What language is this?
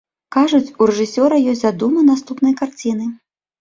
Belarusian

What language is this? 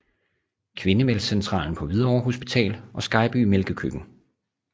Danish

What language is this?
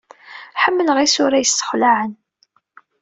Kabyle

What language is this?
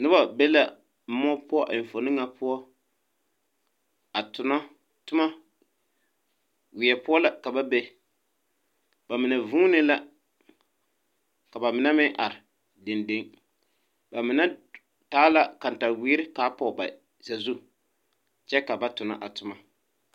Southern Dagaare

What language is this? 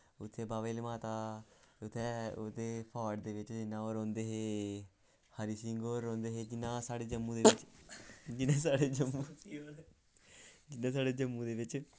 Dogri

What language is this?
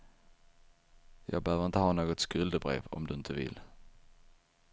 Swedish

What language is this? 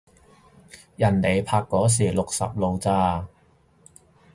Cantonese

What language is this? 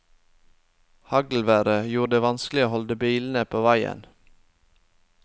Norwegian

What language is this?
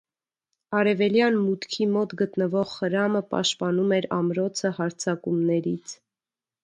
Armenian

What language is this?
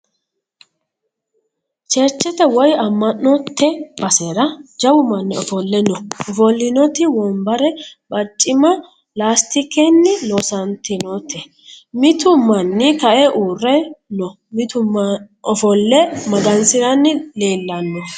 Sidamo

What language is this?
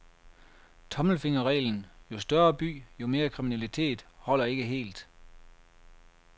Danish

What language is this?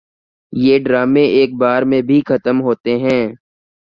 Urdu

